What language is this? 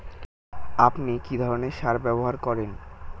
Bangla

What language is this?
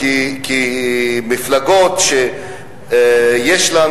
Hebrew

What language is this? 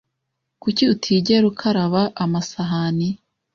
Kinyarwanda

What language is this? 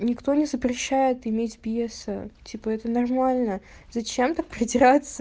Russian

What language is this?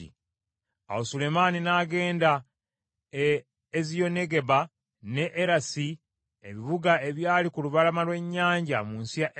Ganda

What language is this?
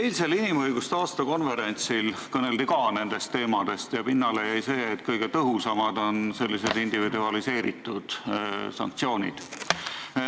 Estonian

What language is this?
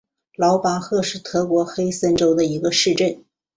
Chinese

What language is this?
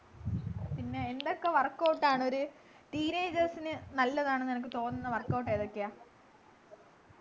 Malayalam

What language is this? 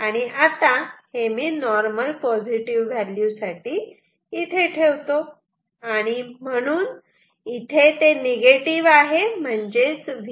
Marathi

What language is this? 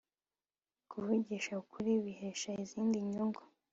Kinyarwanda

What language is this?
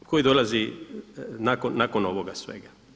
Croatian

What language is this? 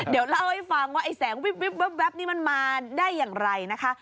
Thai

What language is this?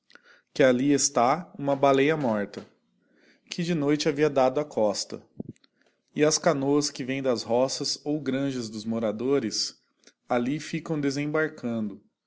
Portuguese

